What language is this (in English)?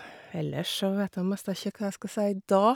Norwegian